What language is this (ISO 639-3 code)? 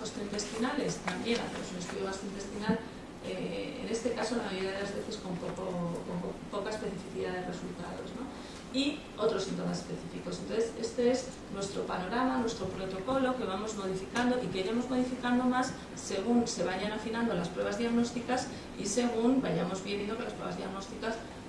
spa